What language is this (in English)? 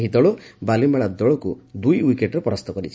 Odia